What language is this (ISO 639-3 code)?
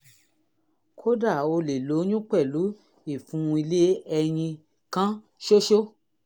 yor